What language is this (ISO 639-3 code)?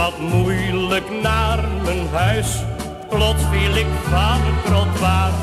nld